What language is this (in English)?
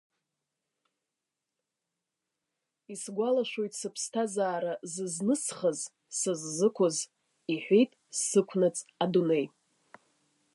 Abkhazian